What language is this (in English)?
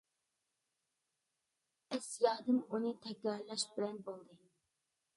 Uyghur